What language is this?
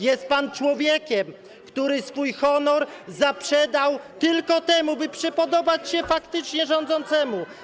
Polish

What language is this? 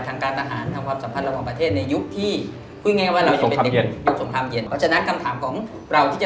Thai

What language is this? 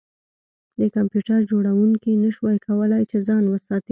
Pashto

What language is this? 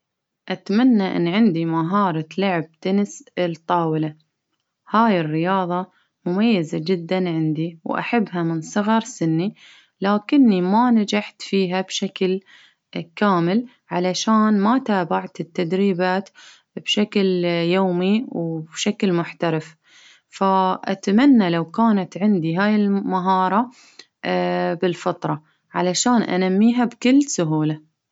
Baharna Arabic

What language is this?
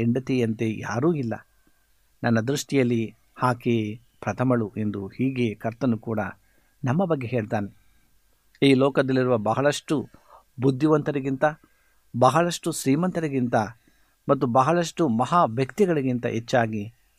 Kannada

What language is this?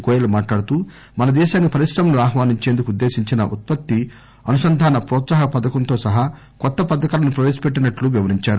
Telugu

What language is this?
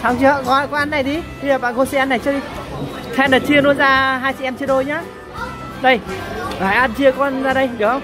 Vietnamese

